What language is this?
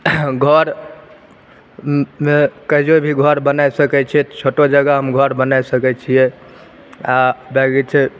Maithili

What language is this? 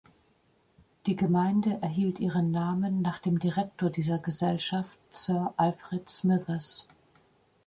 German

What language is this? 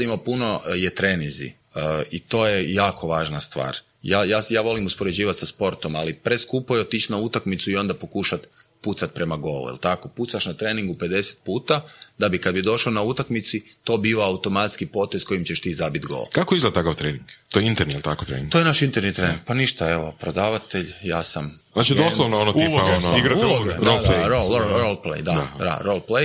Croatian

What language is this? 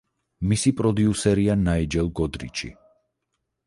Georgian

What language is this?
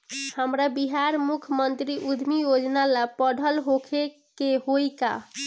Bhojpuri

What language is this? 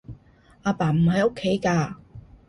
Cantonese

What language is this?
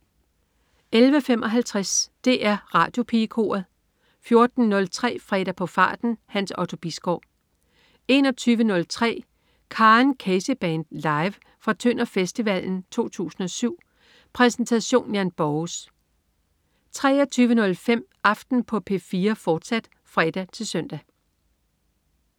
Danish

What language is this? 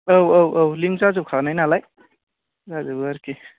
Bodo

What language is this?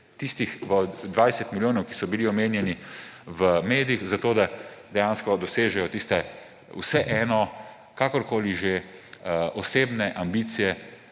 Slovenian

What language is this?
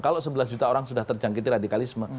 Indonesian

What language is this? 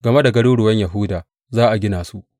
Hausa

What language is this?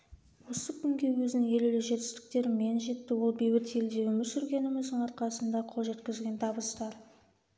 Kazakh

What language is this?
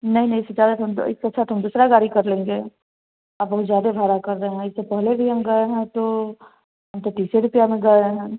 Hindi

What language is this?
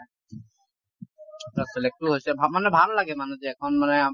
Assamese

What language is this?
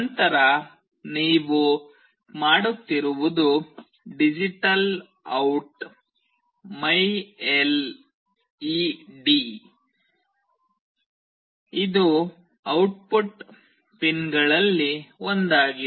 Kannada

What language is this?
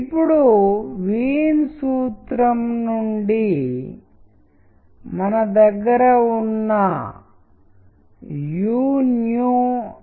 Telugu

